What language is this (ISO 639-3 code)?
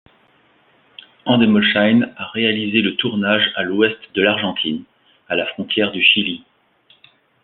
fra